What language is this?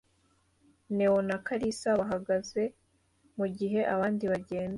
Kinyarwanda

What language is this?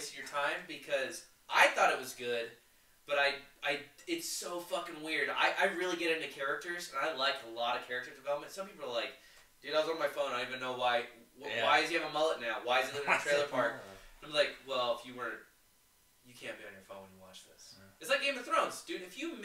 English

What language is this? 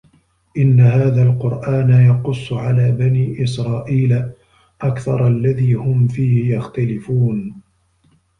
Arabic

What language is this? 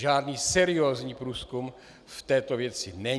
Czech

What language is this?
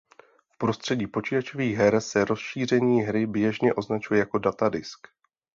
Czech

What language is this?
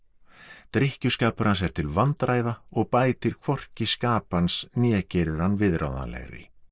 Icelandic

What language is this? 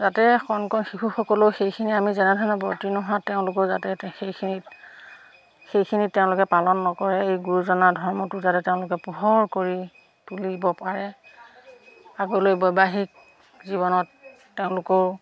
Assamese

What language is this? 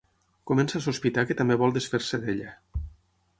Catalan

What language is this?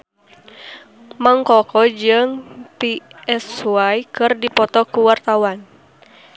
Sundanese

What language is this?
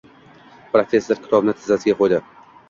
Uzbek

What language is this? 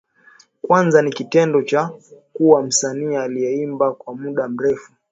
Swahili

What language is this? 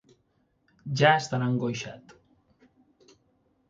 Catalan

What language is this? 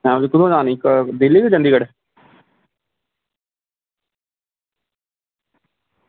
Dogri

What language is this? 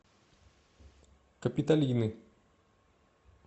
Russian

